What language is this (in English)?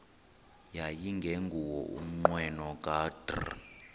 Xhosa